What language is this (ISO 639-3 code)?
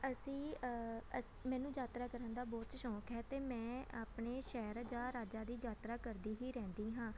pan